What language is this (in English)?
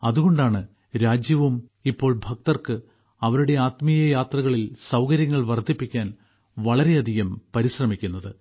Malayalam